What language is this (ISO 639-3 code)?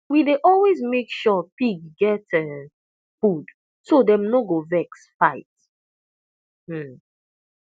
pcm